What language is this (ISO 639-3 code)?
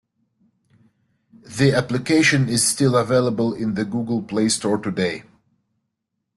eng